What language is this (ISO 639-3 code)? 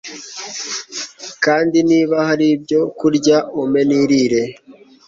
kin